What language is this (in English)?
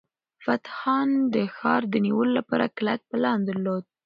Pashto